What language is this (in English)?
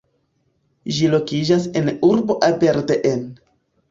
Esperanto